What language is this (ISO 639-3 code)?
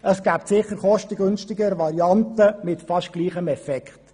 gsw